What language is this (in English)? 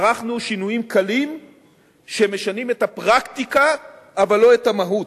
Hebrew